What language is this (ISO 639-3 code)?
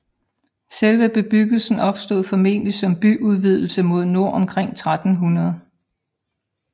dan